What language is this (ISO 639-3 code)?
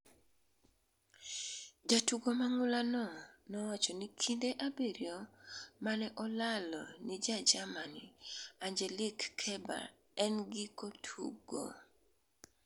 luo